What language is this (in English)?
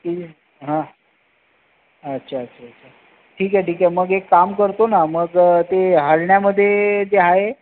Marathi